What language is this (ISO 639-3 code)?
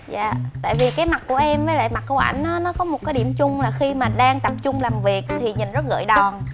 vie